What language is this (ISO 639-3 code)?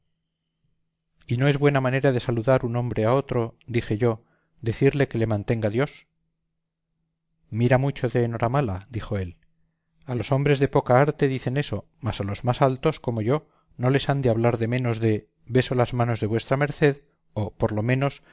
spa